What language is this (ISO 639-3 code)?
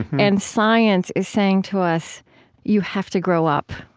eng